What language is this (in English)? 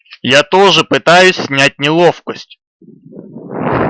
Russian